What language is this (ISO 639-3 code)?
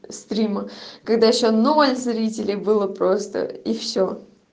rus